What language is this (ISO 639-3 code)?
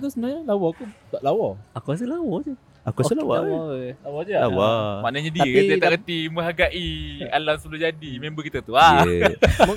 msa